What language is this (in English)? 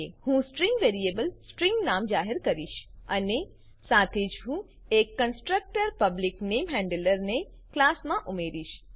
Gujarati